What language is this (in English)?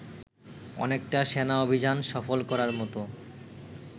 Bangla